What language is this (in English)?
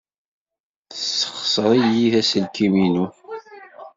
Kabyle